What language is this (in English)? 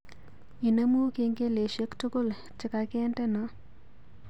Kalenjin